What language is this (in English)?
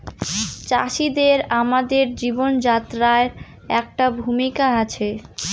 Bangla